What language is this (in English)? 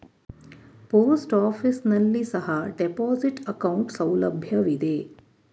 Kannada